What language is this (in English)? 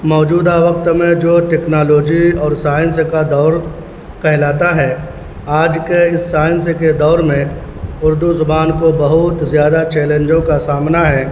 Urdu